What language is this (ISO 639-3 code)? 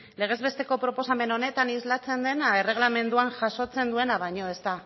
eus